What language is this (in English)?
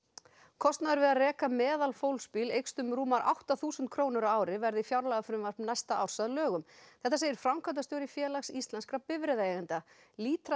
Icelandic